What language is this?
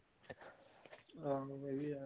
Punjabi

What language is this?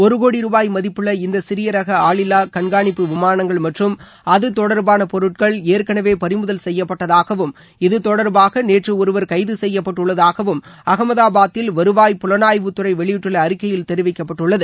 Tamil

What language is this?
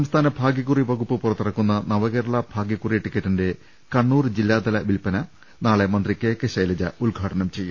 Malayalam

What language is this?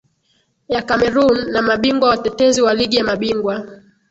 Swahili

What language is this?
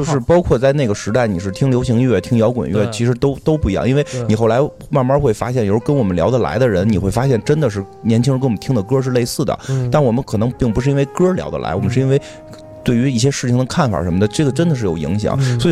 Chinese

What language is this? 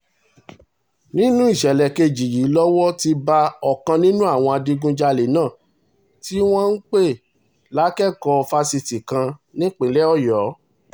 Yoruba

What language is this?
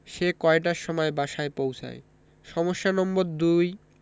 Bangla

